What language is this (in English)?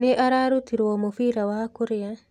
Kikuyu